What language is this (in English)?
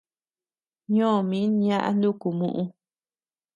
Tepeuxila Cuicatec